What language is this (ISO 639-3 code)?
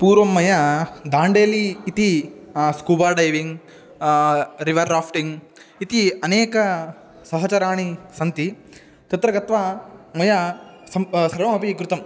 san